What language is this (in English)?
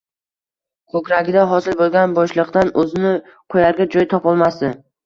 Uzbek